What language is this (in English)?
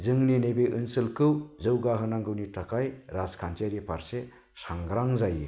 Bodo